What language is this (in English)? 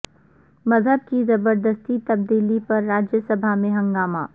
Urdu